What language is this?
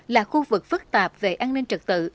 Vietnamese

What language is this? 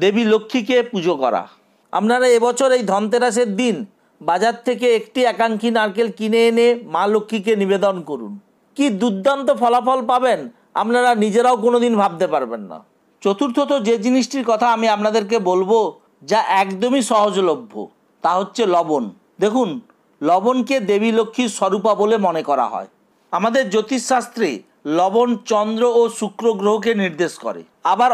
Arabic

